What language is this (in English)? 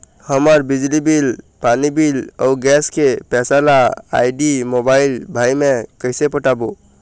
Chhattisgarhi